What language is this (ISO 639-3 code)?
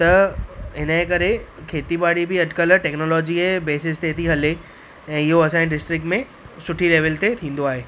snd